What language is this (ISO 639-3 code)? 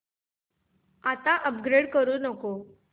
mar